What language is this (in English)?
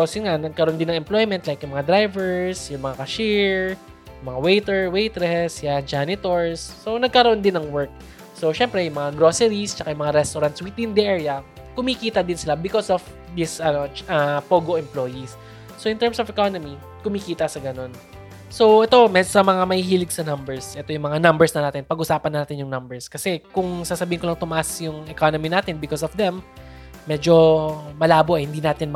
Filipino